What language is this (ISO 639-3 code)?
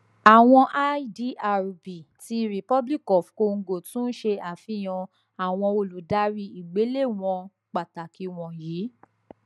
yor